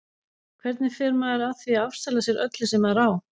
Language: Icelandic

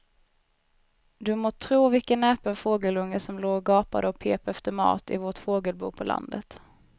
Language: Swedish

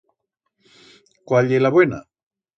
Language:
Aragonese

